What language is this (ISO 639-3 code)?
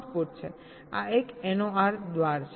guj